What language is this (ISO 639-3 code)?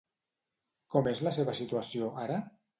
cat